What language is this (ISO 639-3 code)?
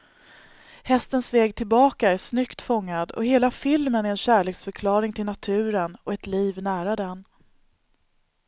swe